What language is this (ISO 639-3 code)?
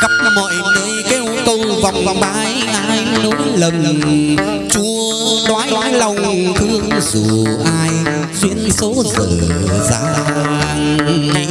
vie